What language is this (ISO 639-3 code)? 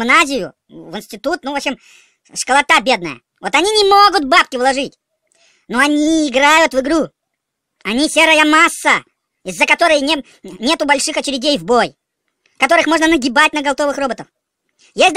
rus